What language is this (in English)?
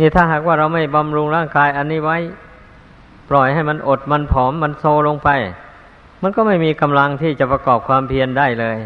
Thai